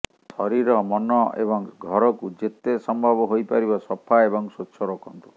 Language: Odia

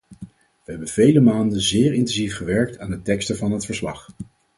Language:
Dutch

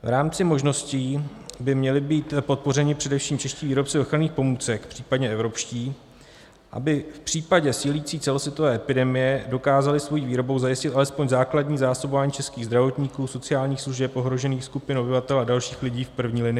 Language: Czech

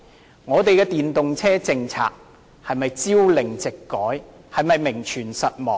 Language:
Cantonese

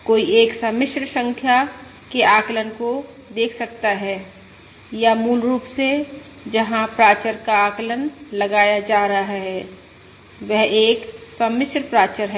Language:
Hindi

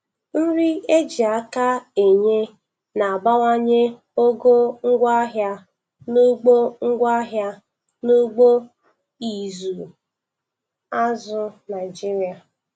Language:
Igbo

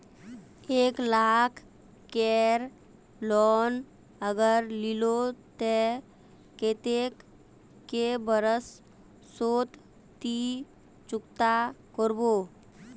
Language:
Magahi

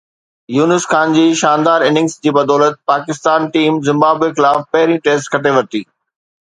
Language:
Sindhi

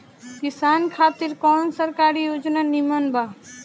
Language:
Bhojpuri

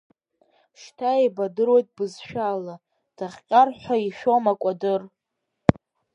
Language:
Abkhazian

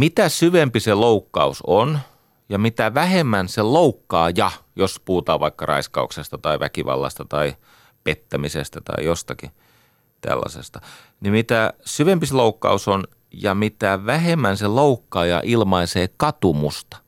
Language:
Finnish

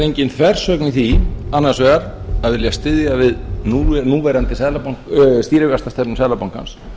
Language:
Icelandic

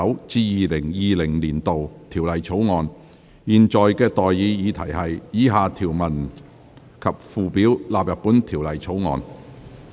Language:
Cantonese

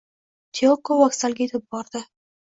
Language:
Uzbek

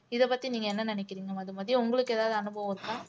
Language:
Tamil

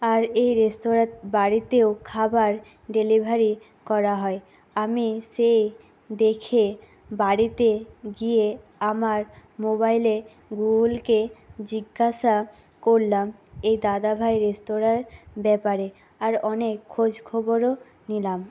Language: Bangla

